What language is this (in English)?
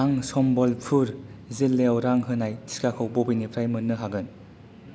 Bodo